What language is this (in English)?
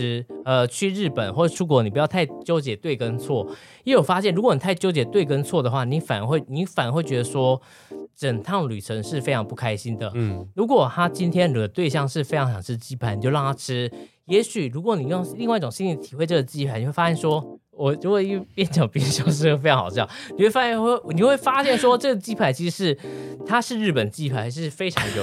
Chinese